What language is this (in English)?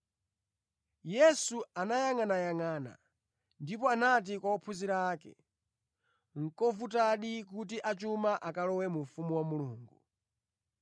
Nyanja